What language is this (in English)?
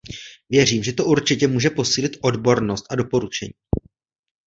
Czech